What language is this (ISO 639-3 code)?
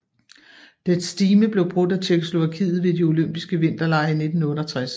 dan